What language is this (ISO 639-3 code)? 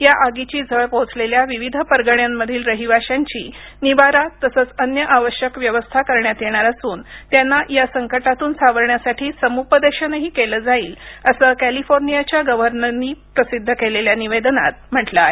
mar